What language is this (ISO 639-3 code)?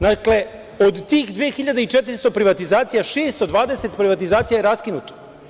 srp